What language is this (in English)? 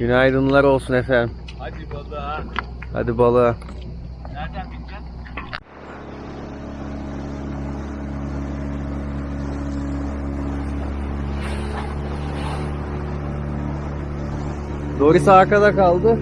Turkish